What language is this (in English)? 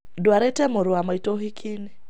Kikuyu